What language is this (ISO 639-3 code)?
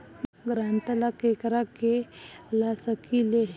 bho